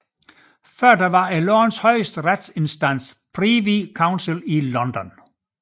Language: Danish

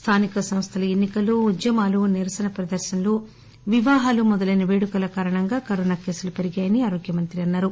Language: Telugu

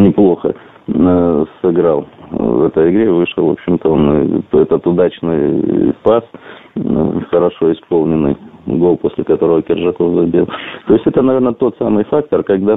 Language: Russian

